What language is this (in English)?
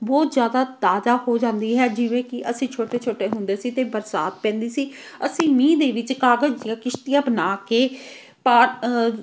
Punjabi